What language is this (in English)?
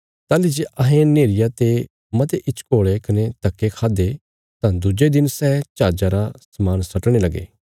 Bilaspuri